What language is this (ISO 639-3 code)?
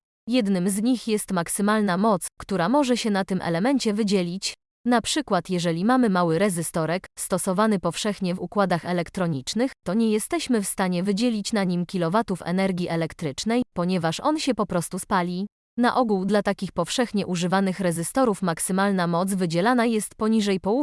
pol